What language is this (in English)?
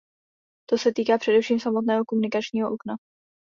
Czech